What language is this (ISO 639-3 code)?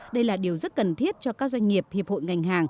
vie